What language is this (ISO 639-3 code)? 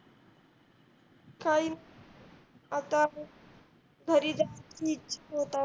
mar